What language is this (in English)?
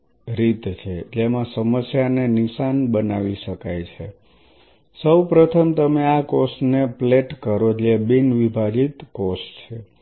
Gujarati